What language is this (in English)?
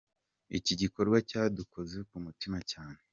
Kinyarwanda